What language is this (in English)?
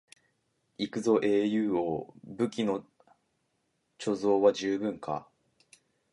Japanese